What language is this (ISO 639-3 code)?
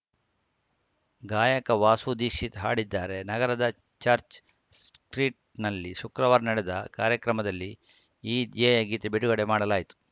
kan